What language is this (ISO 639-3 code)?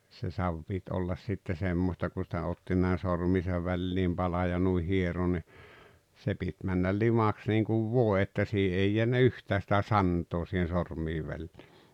fin